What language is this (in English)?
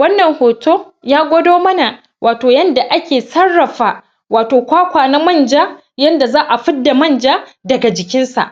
Hausa